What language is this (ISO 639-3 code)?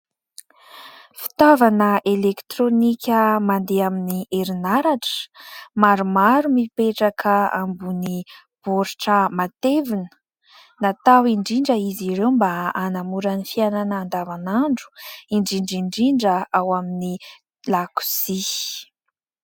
mlg